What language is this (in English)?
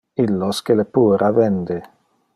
Interlingua